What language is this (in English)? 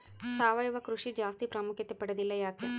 Kannada